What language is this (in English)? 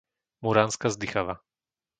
Slovak